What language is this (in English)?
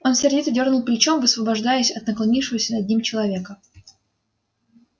Russian